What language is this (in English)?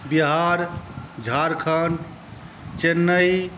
Maithili